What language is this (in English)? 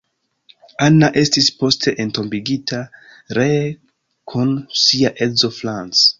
Esperanto